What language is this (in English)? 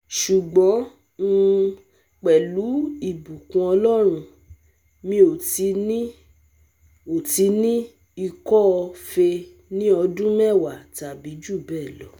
Yoruba